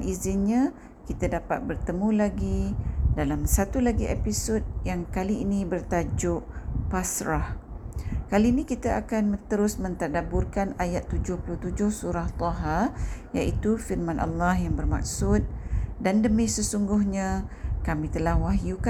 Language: Malay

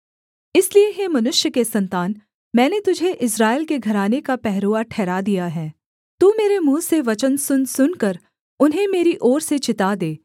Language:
Hindi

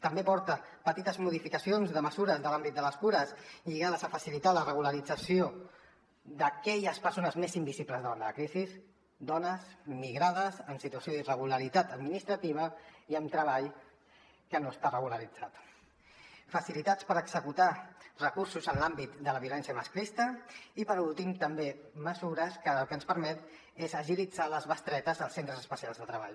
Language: Catalan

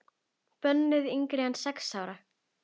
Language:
Icelandic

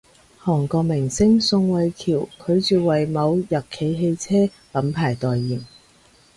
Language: Cantonese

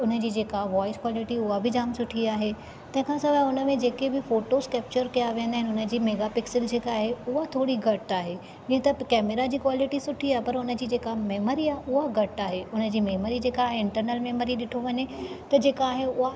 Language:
Sindhi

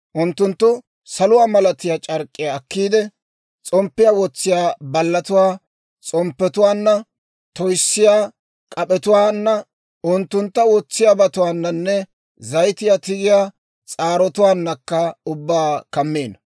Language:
Dawro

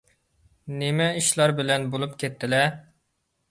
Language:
Uyghur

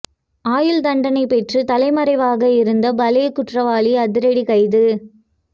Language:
Tamil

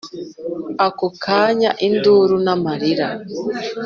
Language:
Kinyarwanda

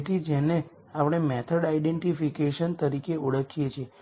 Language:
Gujarati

